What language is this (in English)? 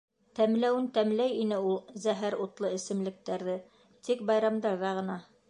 Bashkir